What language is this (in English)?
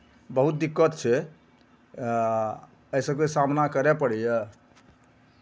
Maithili